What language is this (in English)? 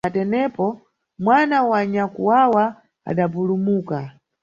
Nyungwe